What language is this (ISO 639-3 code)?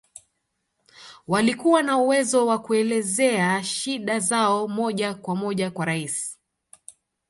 swa